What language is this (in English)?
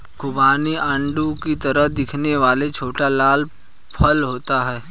Hindi